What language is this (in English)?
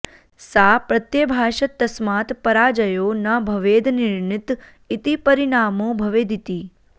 Sanskrit